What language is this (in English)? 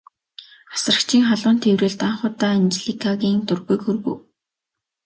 Mongolian